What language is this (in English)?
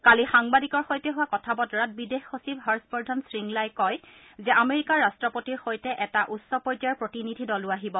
Assamese